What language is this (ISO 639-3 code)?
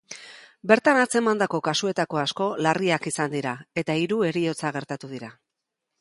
eus